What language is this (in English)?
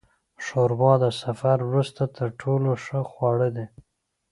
Pashto